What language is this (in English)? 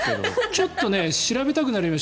Japanese